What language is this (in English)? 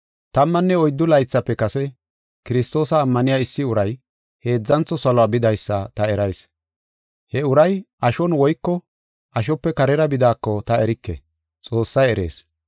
Gofa